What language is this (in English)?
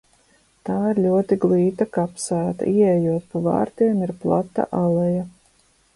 Latvian